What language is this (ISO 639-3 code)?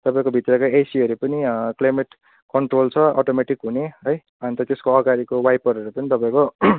nep